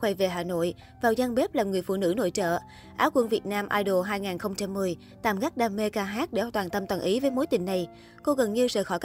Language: Vietnamese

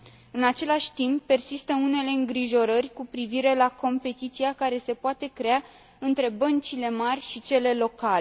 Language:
Romanian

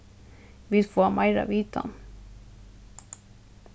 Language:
Faroese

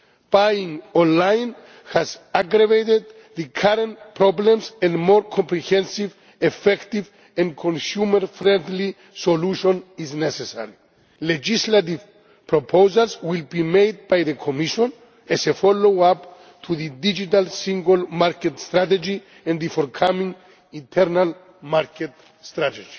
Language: English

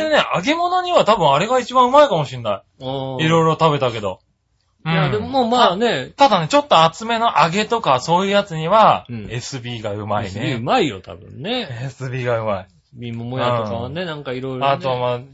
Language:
Japanese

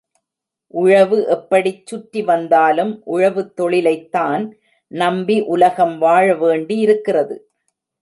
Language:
Tamil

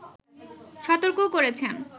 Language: Bangla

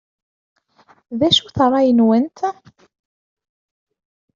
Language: Kabyle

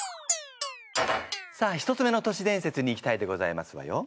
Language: Japanese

